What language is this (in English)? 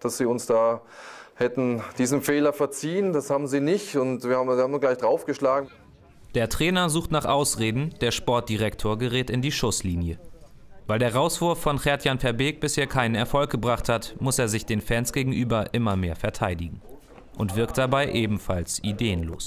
German